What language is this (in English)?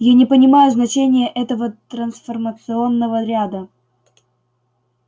Russian